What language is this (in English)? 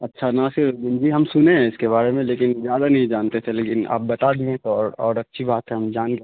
Urdu